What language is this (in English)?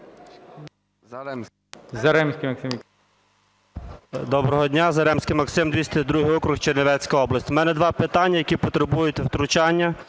Ukrainian